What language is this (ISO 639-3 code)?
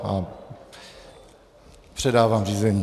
ces